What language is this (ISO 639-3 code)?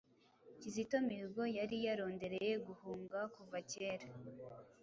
kin